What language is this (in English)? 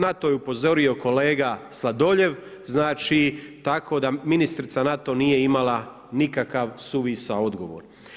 Croatian